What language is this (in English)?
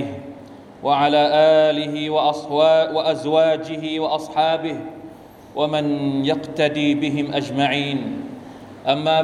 Thai